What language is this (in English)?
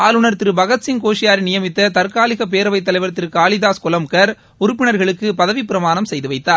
Tamil